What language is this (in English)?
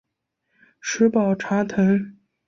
Chinese